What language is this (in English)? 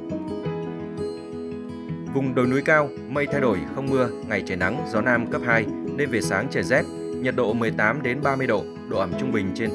Vietnamese